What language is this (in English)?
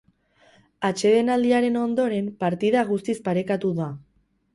Basque